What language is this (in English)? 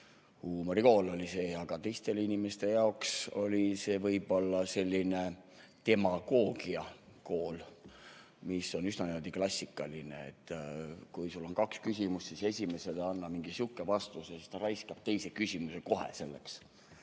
Estonian